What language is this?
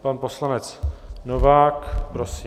Czech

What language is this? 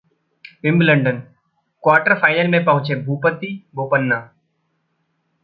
Hindi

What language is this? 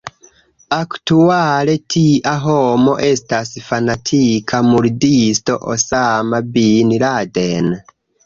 Esperanto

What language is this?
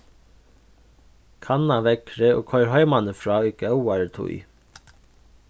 Faroese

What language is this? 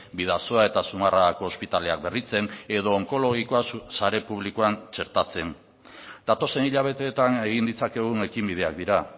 Basque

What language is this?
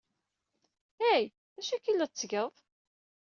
Kabyle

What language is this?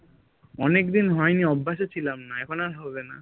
Bangla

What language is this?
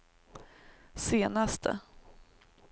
Swedish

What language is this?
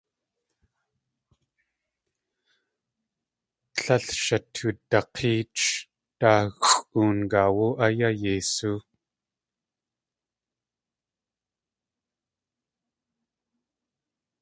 Tlingit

